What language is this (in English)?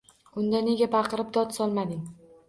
Uzbek